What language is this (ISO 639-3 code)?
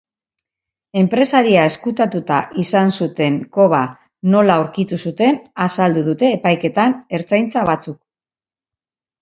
eus